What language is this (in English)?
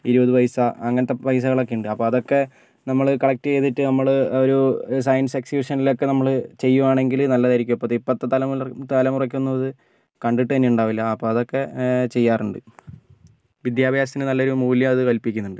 Malayalam